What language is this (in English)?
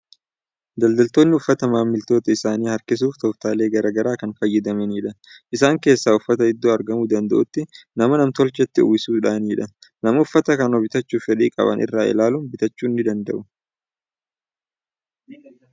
Oromo